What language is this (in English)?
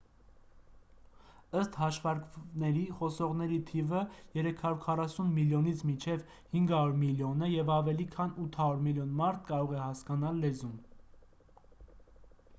Armenian